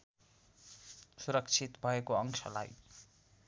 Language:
Nepali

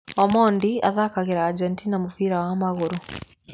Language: Kikuyu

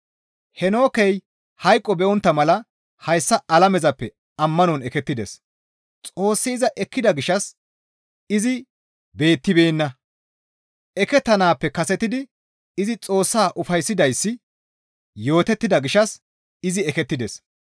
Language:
Gamo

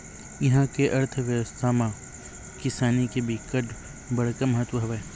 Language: Chhattisgarhi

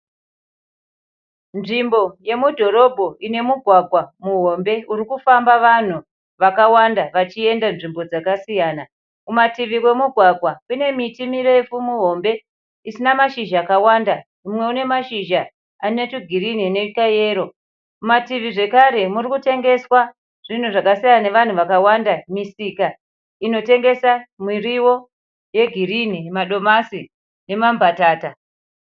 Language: Shona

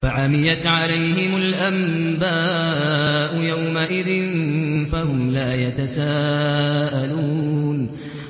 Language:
Arabic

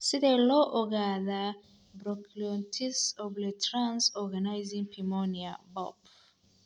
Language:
Somali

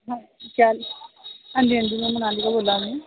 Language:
Dogri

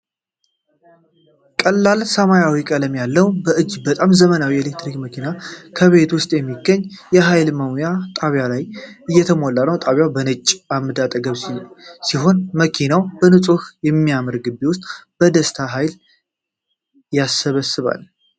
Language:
Amharic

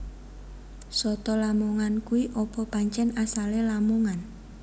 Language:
Javanese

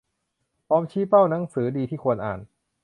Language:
Thai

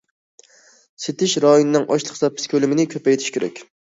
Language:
Uyghur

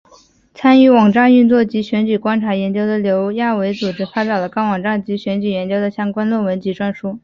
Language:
Chinese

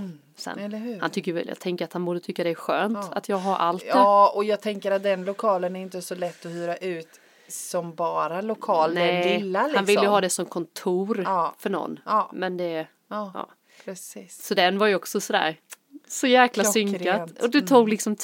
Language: Swedish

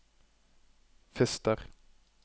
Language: Norwegian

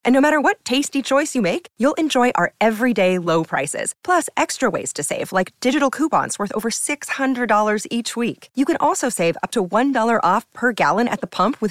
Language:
Thai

